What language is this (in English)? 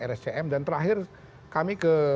Indonesian